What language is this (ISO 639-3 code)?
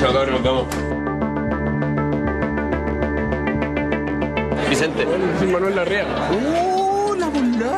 spa